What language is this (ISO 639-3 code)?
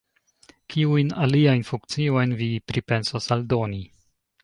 epo